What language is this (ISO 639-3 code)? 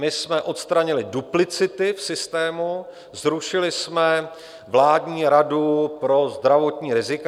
ces